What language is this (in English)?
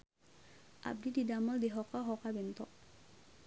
Sundanese